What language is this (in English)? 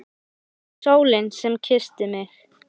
Icelandic